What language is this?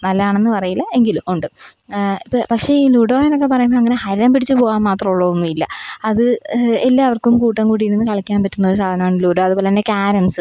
Malayalam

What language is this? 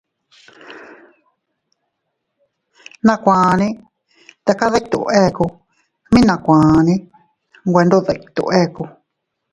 Teutila Cuicatec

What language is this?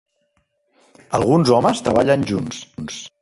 Catalan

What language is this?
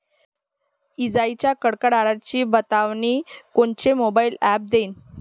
Marathi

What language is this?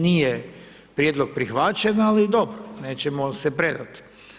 Croatian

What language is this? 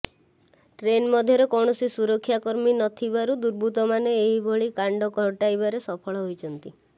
Odia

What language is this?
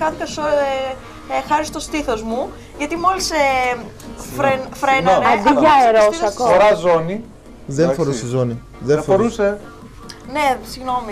Greek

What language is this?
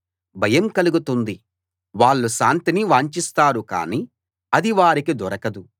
Telugu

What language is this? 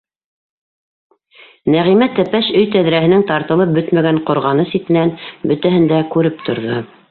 Bashkir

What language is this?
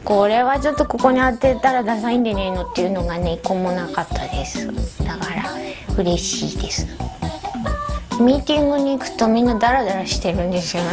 Japanese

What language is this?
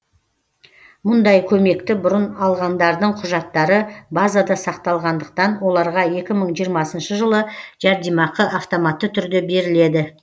Kazakh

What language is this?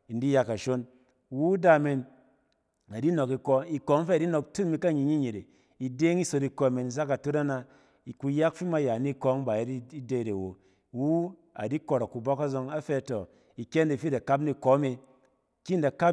Cen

